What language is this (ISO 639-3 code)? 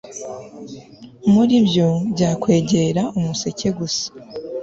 kin